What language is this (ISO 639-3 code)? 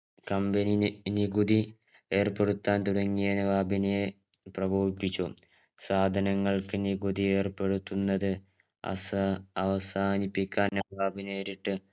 mal